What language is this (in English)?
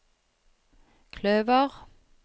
Norwegian